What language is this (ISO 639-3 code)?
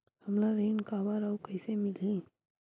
hne